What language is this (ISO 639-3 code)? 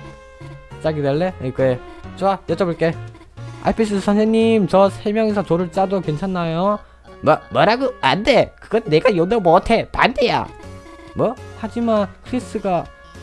kor